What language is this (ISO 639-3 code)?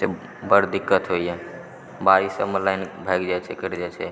mai